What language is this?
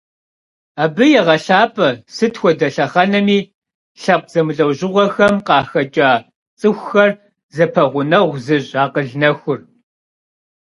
Kabardian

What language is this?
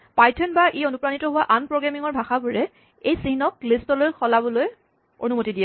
Assamese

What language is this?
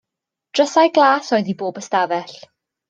Welsh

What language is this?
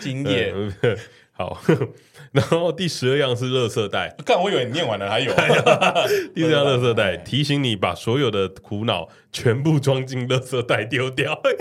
Chinese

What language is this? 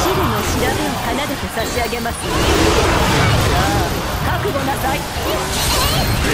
Japanese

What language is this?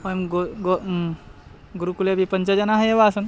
Sanskrit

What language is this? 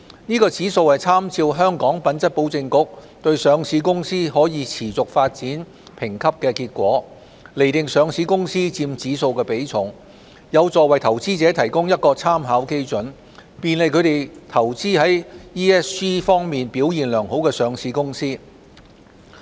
Cantonese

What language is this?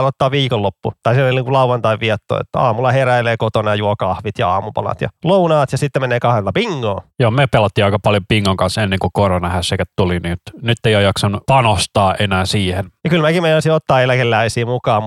Finnish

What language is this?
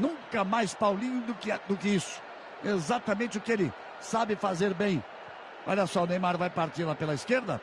Portuguese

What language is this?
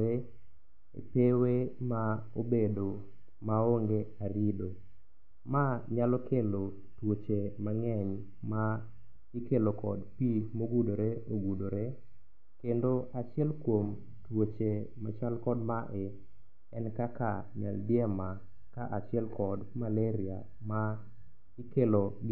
Luo (Kenya and Tanzania)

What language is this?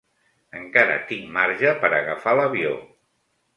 Catalan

